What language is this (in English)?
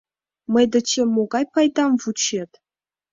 Mari